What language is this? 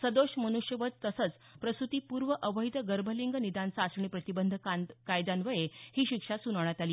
Marathi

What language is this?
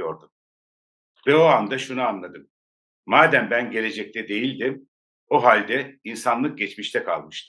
Turkish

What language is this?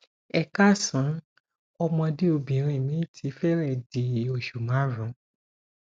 Yoruba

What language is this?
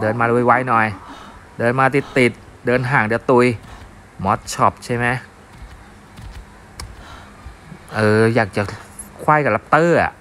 Thai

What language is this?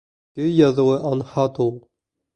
Bashkir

